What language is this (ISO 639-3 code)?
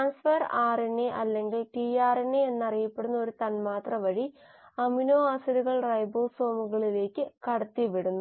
mal